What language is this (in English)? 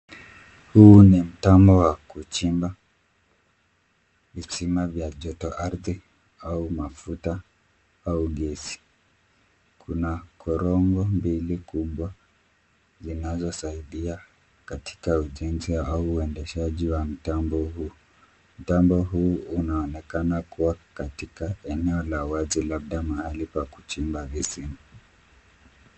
Swahili